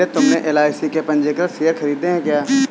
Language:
Hindi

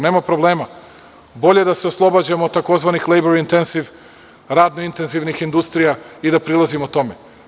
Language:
Serbian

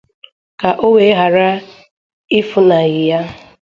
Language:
Igbo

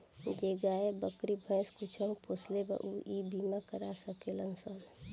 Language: Bhojpuri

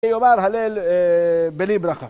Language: Hebrew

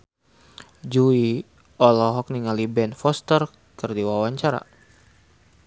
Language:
Sundanese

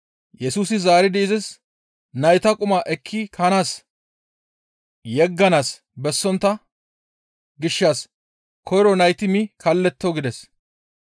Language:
Gamo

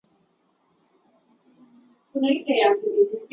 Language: Swahili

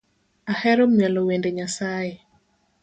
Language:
Luo (Kenya and Tanzania)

